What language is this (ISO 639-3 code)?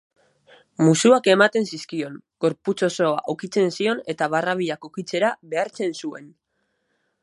eus